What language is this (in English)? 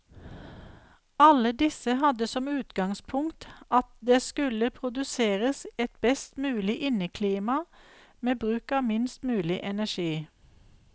Norwegian